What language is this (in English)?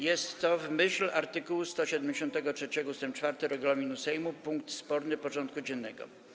Polish